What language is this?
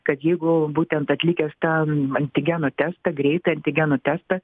Lithuanian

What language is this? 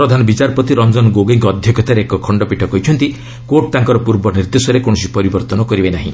Odia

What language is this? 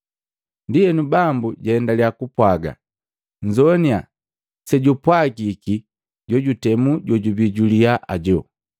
Matengo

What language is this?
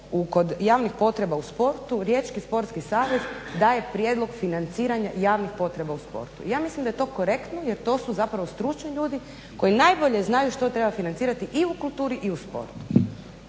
Croatian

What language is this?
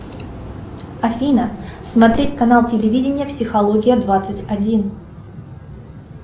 Russian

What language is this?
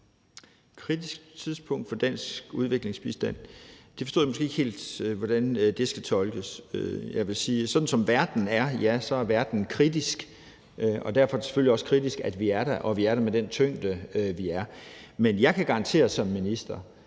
Danish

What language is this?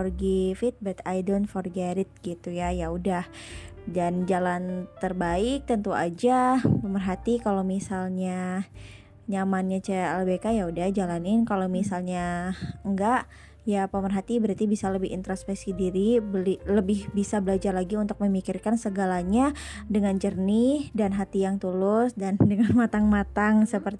Indonesian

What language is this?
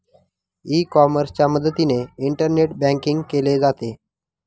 Marathi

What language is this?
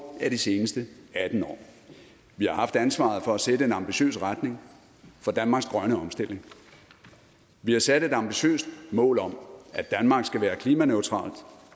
Danish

